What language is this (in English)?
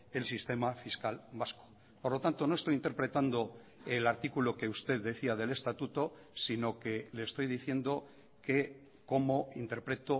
Spanish